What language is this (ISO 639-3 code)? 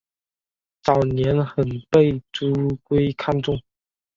zho